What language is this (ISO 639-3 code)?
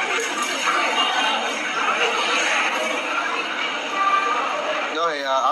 vie